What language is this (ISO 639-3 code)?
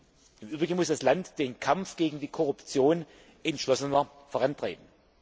deu